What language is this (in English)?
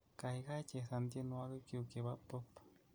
Kalenjin